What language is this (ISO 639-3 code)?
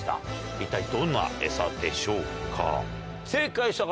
jpn